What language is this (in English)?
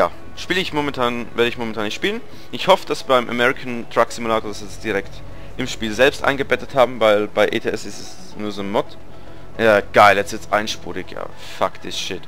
German